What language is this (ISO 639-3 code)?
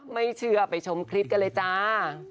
tha